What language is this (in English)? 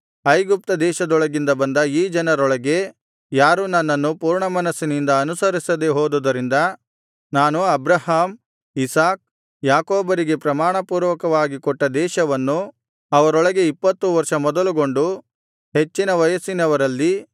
Kannada